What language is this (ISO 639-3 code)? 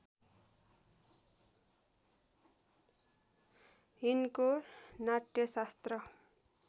nep